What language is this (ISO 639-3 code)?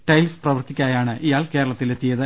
mal